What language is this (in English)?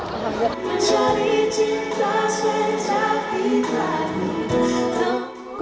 Indonesian